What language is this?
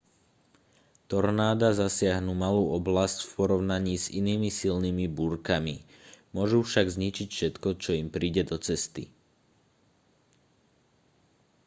Slovak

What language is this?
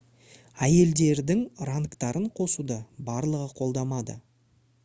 Kazakh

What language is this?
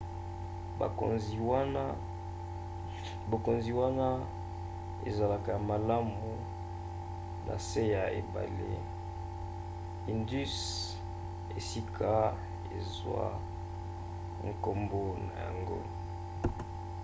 Lingala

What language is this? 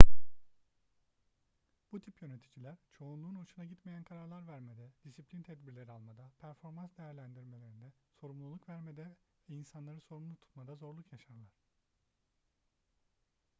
Turkish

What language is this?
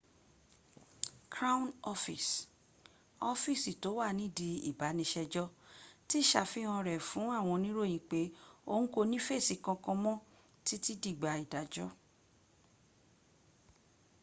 Yoruba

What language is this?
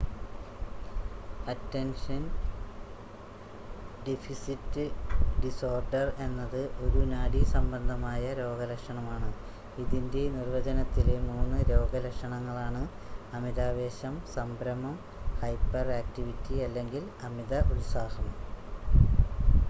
Malayalam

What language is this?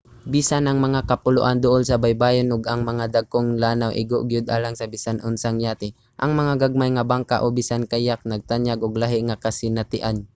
Cebuano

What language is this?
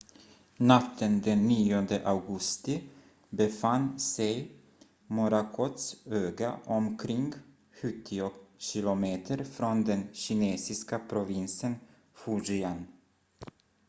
Swedish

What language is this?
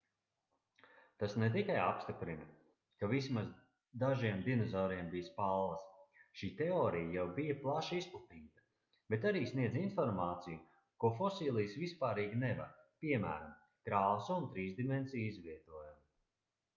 Latvian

